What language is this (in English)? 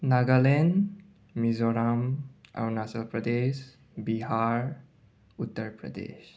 Manipuri